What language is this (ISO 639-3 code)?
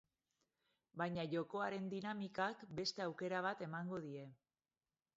eus